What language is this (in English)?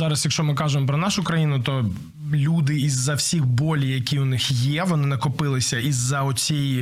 Ukrainian